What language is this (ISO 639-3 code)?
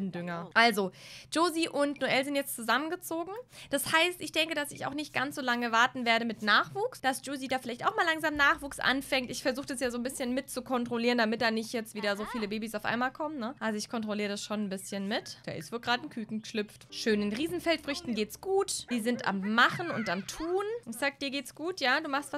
deu